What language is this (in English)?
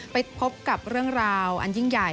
Thai